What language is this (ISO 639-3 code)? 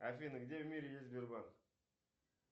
rus